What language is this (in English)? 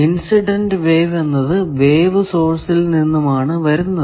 Malayalam